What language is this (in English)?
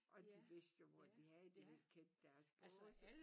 Danish